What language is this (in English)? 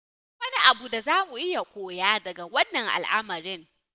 Hausa